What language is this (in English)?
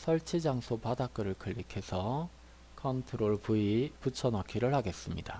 Korean